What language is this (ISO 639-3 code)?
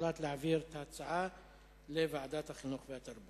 heb